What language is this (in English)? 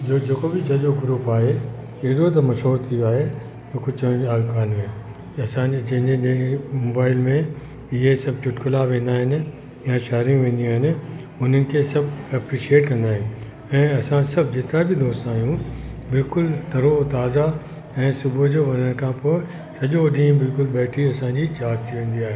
Sindhi